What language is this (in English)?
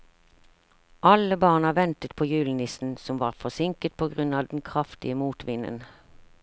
Norwegian